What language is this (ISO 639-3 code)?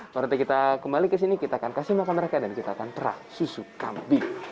ind